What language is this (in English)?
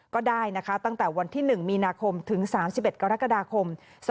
Thai